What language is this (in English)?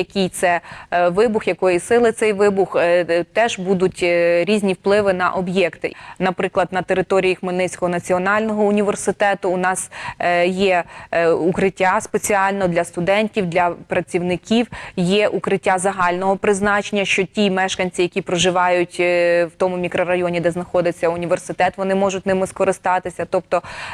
Ukrainian